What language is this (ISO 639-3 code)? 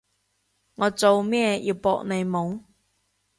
yue